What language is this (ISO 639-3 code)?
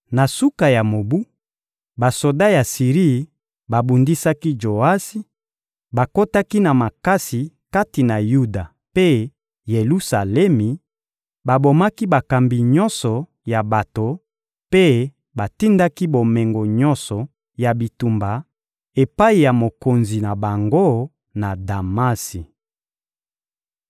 lin